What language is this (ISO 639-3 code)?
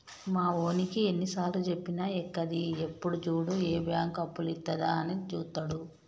tel